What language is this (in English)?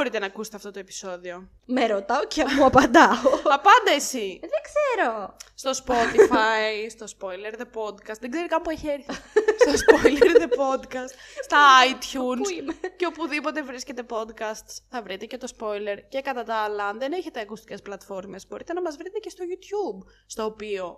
Greek